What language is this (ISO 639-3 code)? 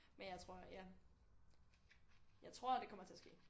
dan